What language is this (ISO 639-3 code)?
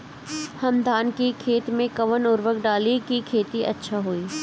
bho